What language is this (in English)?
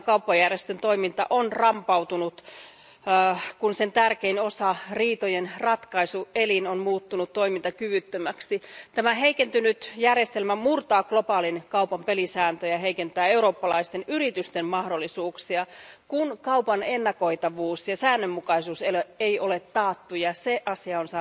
Finnish